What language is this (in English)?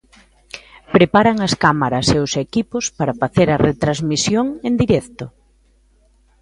Galician